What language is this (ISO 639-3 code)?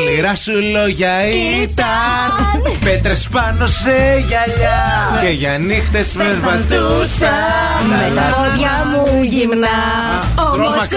ell